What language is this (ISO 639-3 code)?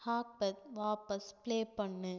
tam